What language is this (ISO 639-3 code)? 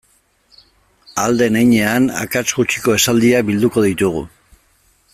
eus